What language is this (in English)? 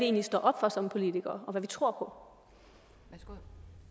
Danish